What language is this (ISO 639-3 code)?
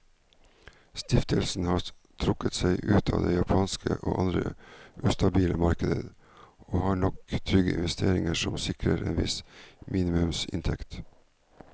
nor